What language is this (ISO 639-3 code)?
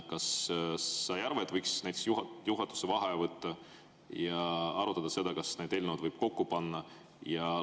est